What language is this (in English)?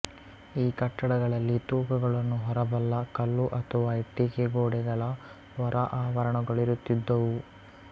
Kannada